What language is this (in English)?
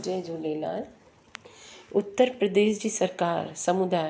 Sindhi